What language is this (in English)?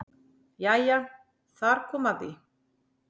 Icelandic